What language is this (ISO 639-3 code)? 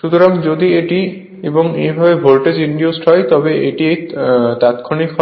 ben